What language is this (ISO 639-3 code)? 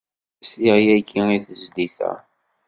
kab